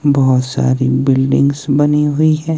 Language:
Hindi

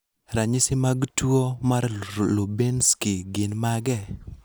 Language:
Luo (Kenya and Tanzania)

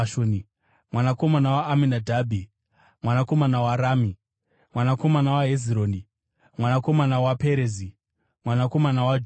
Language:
Shona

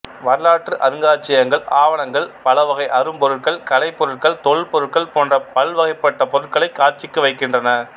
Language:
Tamil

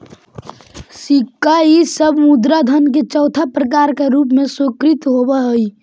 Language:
Magahi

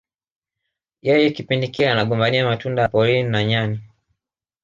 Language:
Swahili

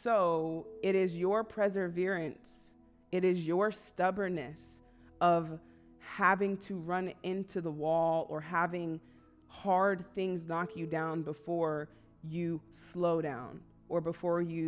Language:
English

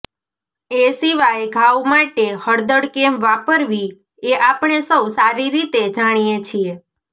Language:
Gujarati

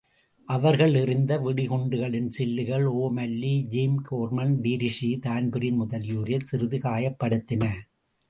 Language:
Tamil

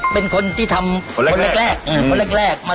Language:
Thai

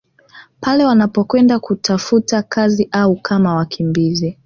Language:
Swahili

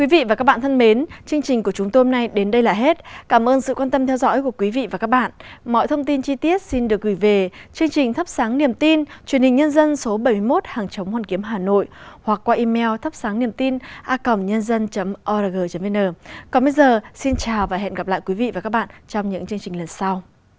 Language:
Vietnamese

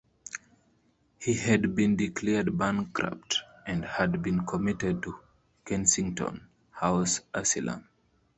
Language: English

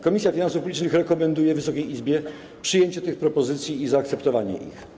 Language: Polish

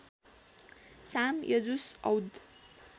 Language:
Nepali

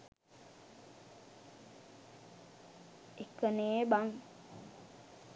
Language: Sinhala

